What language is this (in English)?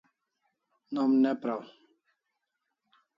Kalasha